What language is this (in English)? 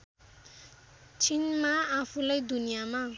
Nepali